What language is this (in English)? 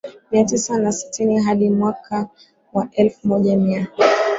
Swahili